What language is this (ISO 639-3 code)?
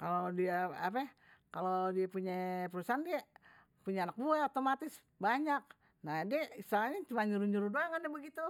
bew